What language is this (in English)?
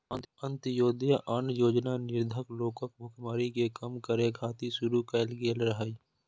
Maithili